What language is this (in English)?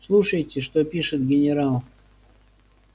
Russian